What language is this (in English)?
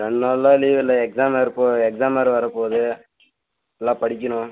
Tamil